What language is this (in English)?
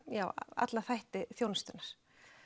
Icelandic